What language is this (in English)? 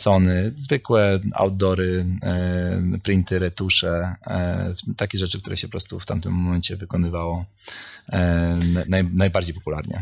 Polish